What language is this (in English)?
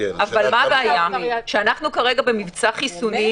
Hebrew